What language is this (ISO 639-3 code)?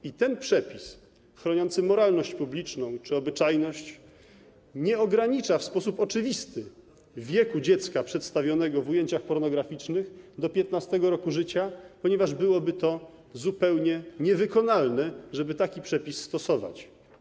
pol